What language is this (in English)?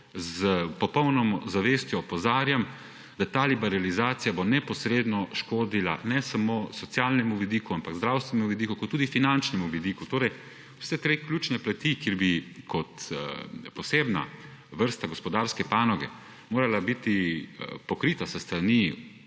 Slovenian